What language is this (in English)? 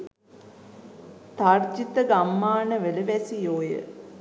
Sinhala